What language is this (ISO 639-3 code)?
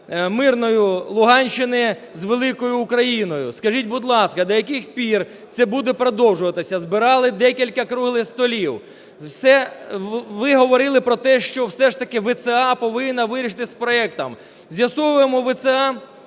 ukr